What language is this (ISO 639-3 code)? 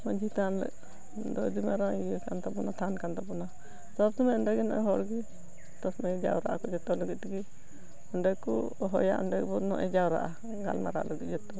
sat